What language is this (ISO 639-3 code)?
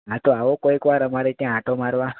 guj